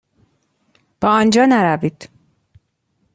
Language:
Persian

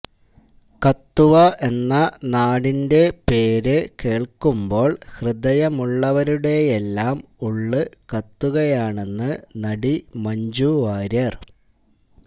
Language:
Malayalam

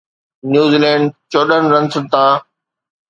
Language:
Sindhi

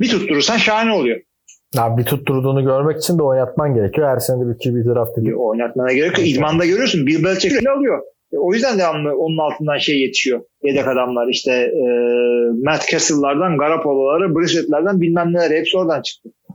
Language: Turkish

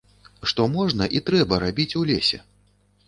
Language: Belarusian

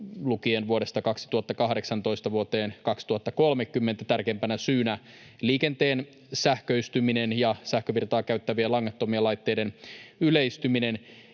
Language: Finnish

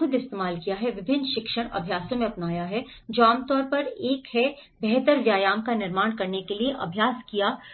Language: Hindi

